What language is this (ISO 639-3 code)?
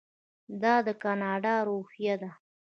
pus